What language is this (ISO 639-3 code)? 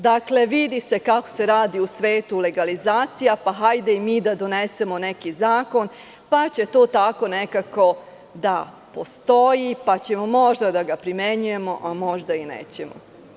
srp